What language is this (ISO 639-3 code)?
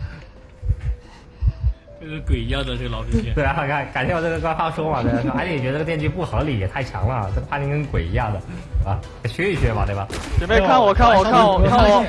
zho